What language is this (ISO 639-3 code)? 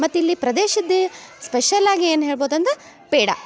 kan